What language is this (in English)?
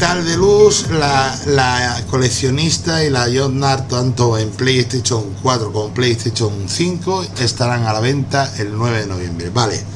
Spanish